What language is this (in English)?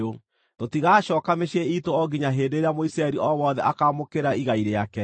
Kikuyu